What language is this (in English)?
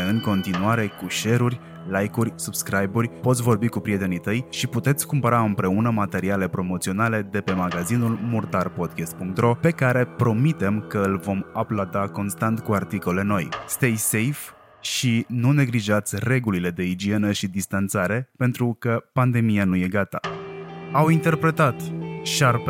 Romanian